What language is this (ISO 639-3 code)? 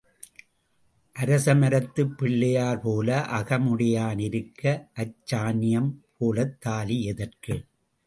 tam